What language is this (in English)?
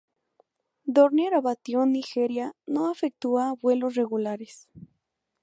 Spanish